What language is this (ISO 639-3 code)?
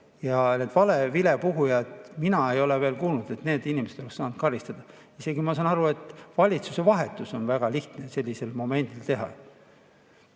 est